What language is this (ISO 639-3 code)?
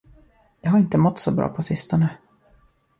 swe